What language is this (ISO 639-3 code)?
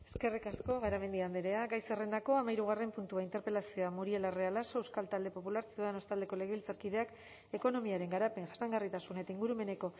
eus